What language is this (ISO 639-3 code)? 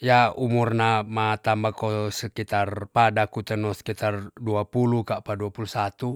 txs